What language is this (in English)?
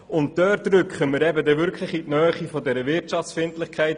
Swiss German